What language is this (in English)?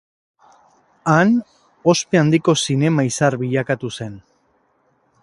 Basque